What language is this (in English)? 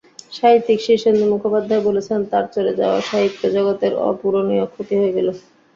Bangla